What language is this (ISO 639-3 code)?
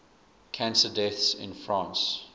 eng